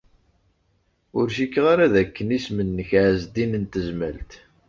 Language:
Kabyle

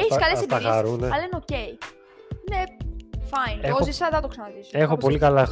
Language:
Greek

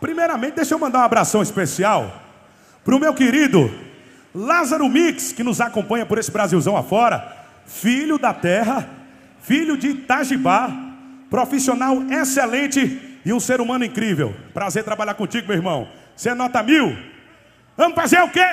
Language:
Portuguese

